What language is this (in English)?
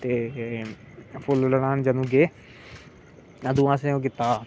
Dogri